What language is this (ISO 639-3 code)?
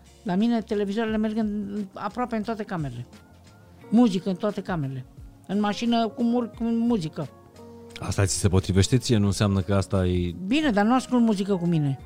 ron